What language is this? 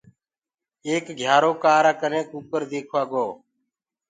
Gurgula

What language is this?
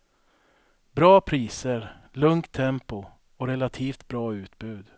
Swedish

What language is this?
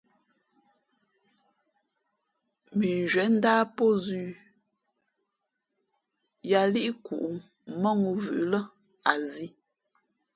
Fe'fe'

